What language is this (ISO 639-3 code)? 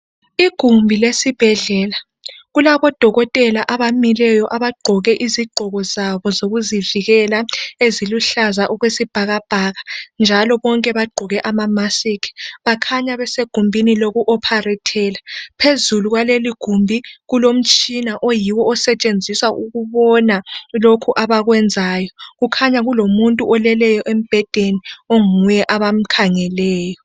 nde